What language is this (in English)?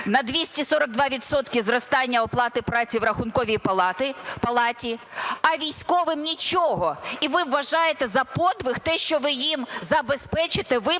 Ukrainian